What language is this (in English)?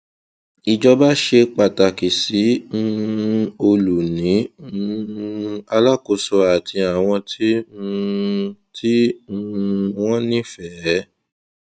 Yoruba